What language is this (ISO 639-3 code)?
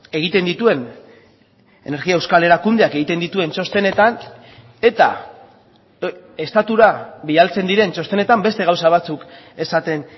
eus